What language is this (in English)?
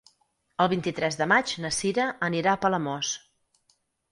Catalan